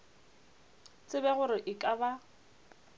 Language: Northern Sotho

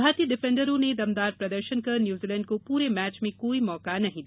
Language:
Hindi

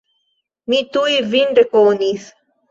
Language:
Esperanto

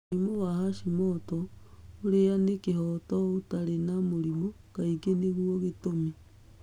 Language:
Kikuyu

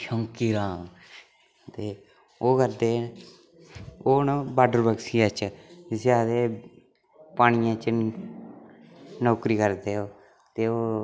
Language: Dogri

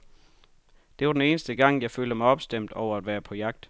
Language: Danish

